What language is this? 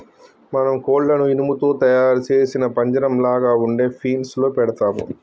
Telugu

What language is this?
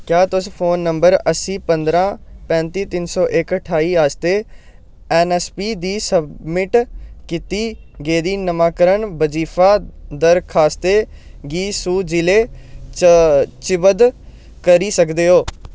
Dogri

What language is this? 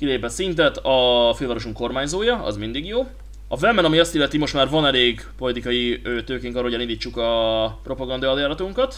Hungarian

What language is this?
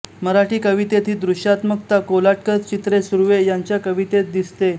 Marathi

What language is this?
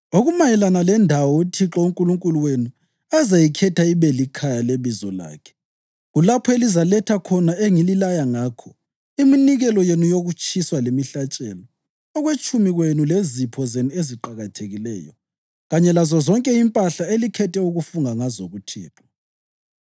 North Ndebele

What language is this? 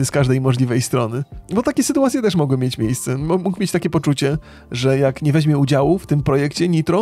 Polish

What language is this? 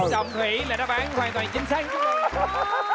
Vietnamese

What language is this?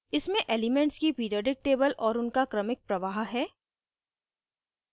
Hindi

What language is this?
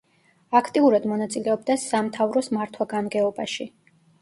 Georgian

